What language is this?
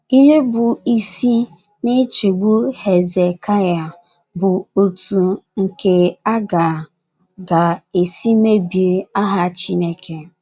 Igbo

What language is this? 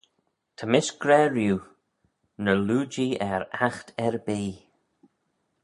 Manx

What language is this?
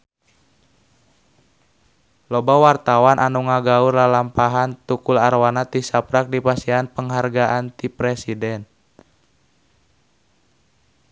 Sundanese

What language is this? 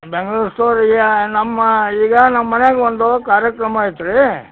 Kannada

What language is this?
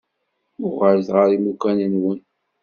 Kabyle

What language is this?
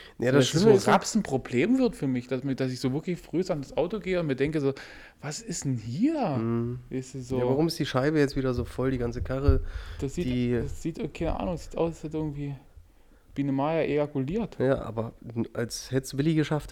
German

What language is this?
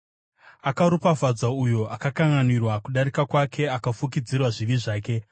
Shona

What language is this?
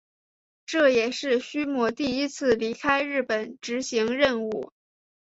Chinese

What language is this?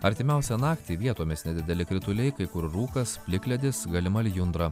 Lithuanian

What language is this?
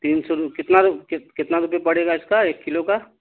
Urdu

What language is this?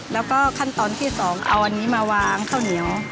Thai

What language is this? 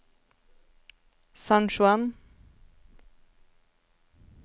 Norwegian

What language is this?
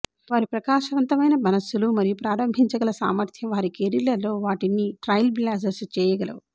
Telugu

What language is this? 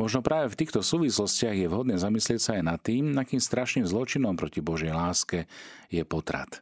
Slovak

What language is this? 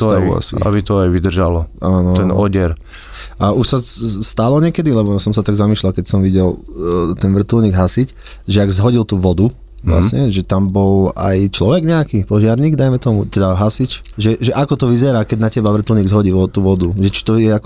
Slovak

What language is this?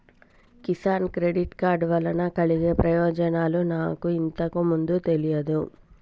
Telugu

